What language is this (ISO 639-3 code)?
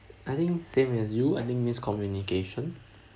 eng